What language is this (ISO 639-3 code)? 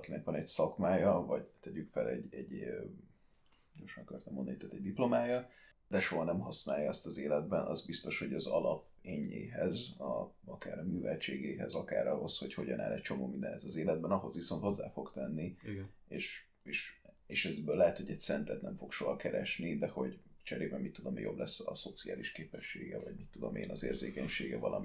hun